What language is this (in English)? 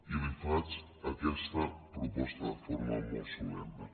Catalan